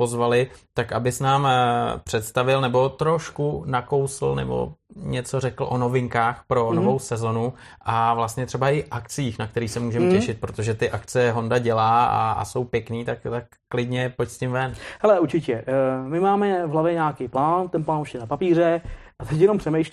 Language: Czech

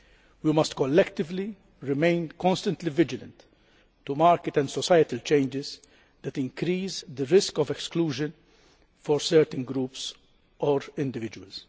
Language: English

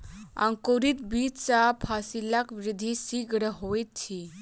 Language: Maithili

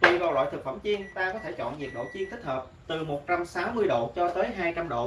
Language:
Vietnamese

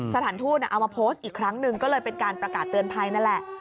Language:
Thai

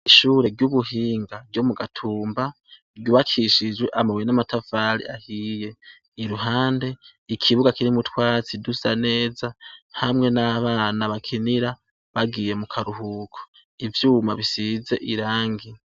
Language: Rundi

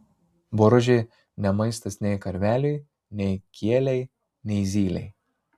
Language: Lithuanian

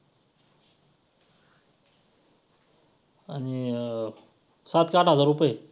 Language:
Marathi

